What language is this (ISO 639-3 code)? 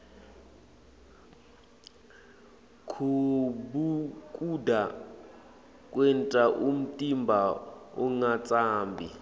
ssw